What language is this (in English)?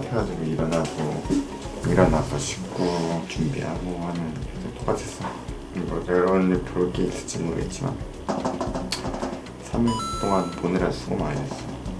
Korean